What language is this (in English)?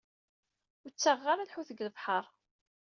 Kabyle